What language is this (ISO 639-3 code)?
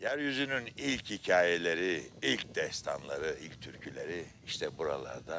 tur